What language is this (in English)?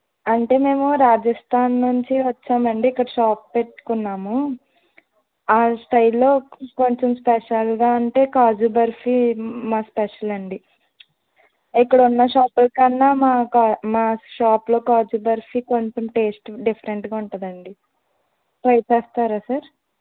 Telugu